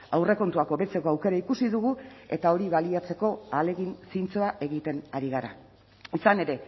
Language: Basque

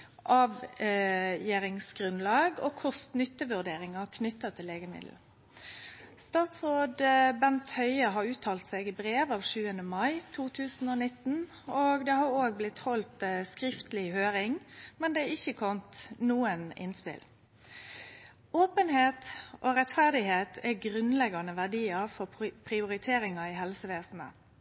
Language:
Norwegian Nynorsk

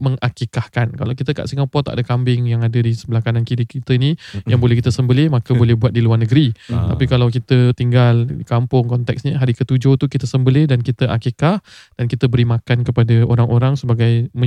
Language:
Malay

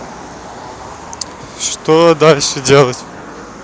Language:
Russian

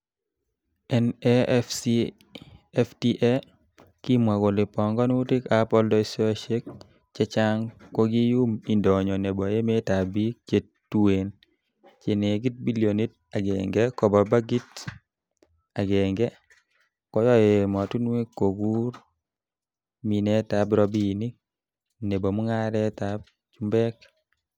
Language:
Kalenjin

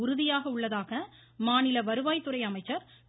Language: Tamil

